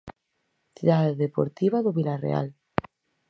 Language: Galician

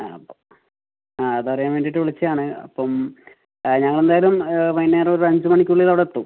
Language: Malayalam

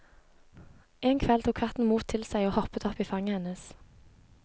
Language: Norwegian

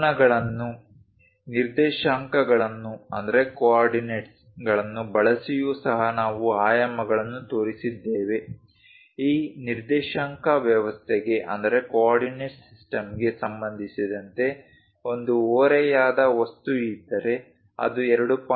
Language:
Kannada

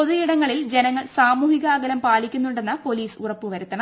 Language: Malayalam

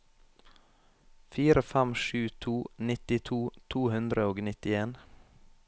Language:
Norwegian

